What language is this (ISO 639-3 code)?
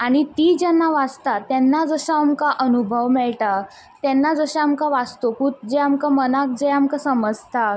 kok